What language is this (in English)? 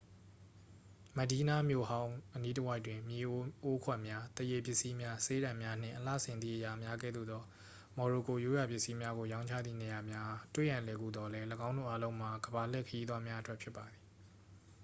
Burmese